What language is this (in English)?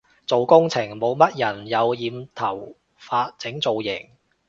Cantonese